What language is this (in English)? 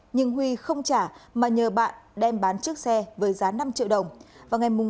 Vietnamese